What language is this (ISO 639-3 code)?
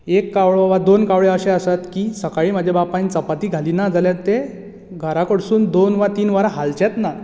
kok